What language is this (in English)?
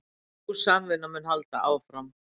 Icelandic